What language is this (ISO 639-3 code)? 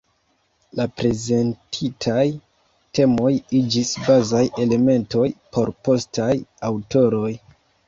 epo